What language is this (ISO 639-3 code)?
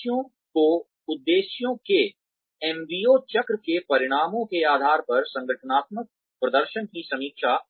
hin